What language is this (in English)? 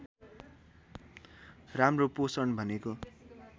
Nepali